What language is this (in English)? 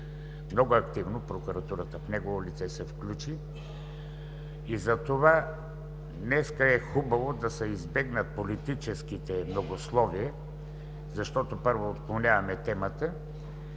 Bulgarian